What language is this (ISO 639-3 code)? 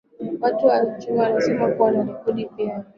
swa